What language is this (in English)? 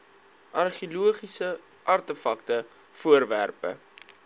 Afrikaans